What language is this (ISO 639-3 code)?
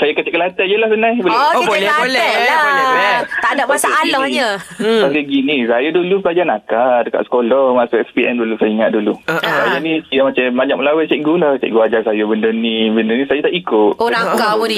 msa